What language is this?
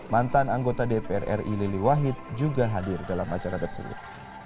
Indonesian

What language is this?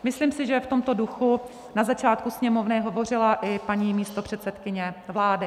Czech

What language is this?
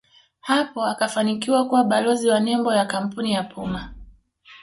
Swahili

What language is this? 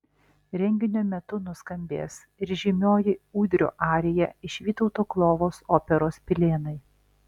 Lithuanian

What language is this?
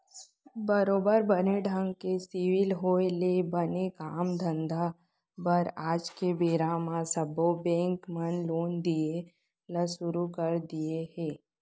Chhattisgarhi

